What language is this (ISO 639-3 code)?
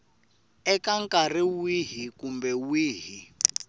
tso